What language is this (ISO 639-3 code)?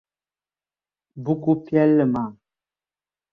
dag